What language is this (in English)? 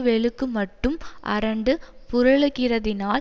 Tamil